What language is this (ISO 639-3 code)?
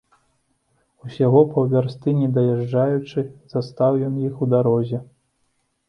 bel